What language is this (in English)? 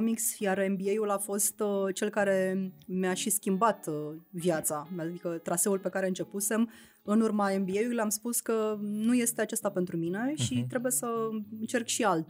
Romanian